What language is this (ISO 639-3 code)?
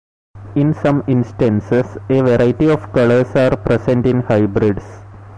eng